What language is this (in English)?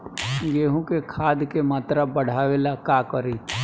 Bhojpuri